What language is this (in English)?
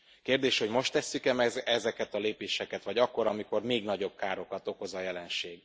Hungarian